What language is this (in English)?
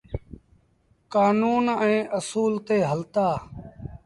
Sindhi Bhil